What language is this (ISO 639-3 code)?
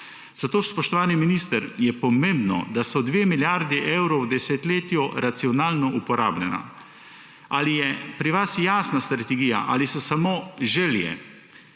slv